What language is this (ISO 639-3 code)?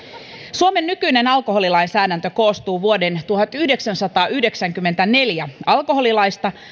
fin